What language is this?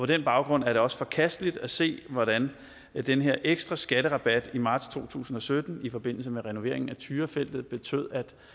Danish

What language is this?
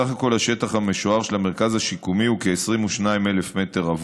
Hebrew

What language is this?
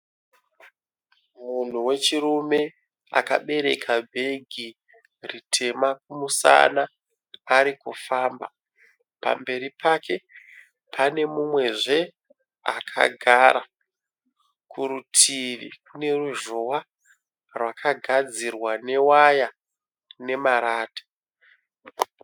Shona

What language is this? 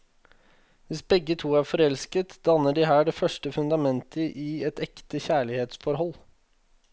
Norwegian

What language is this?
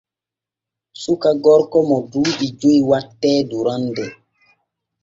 Borgu Fulfulde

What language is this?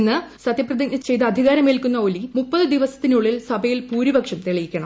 Malayalam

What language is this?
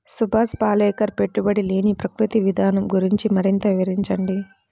Telugu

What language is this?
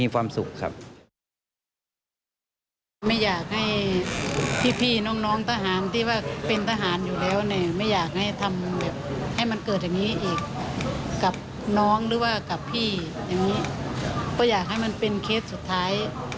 Thai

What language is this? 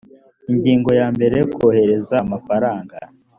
Kinyarwanda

